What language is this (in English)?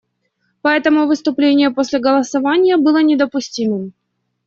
Russian